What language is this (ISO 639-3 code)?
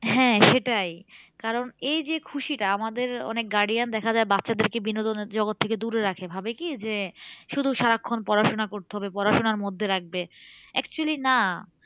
ben